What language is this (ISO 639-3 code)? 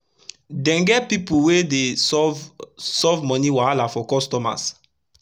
pcm